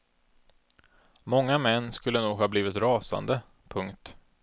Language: Swedish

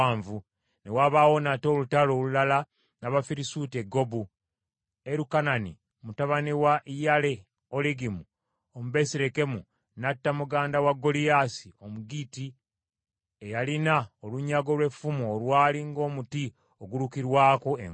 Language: Ganda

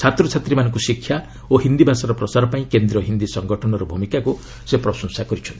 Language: Odia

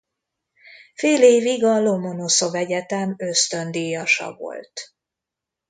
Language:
Hungarian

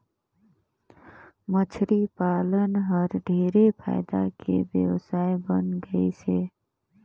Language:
Chhattisgarhi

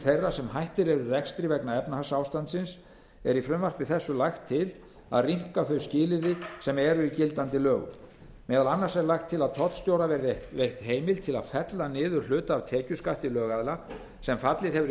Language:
Icelandic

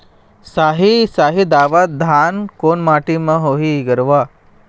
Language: Chhattisgarhi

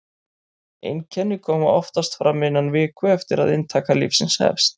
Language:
Icelandic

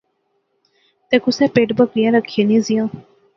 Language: Pahari-Potwari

